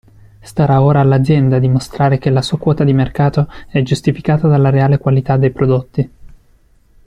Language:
Italian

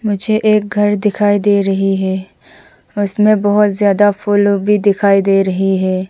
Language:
Hindi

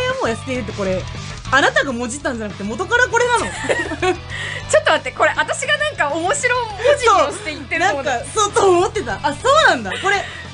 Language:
Japanese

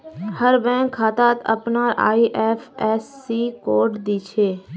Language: Magahi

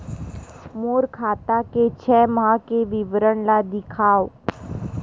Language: Chhattisgarhi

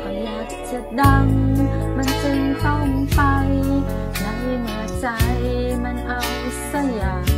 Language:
Thai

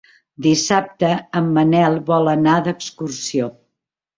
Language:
Catalan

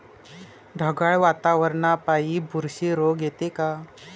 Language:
Marathi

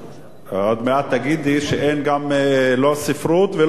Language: Hebrew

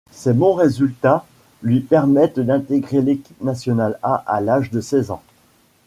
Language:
French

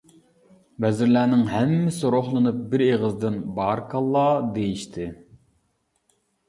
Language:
Uyghur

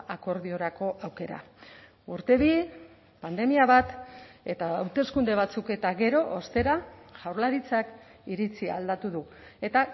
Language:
Basque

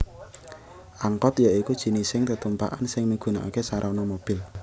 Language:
Javanese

